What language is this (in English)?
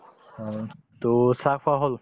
Assamese